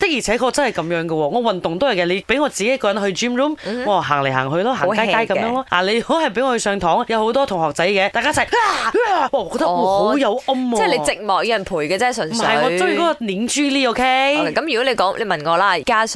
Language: Chinese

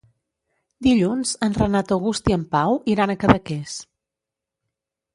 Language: Catalan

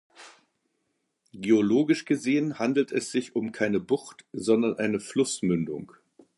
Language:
German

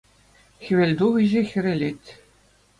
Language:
Chuvash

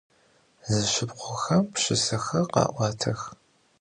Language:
Adyghe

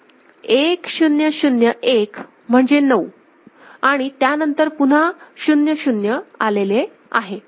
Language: Marathi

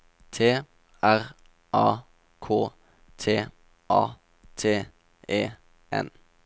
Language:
Norwegian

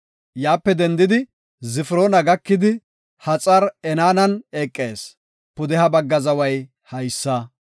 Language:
Gofa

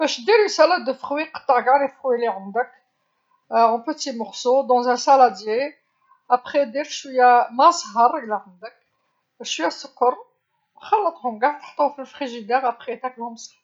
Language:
Algerian Arabic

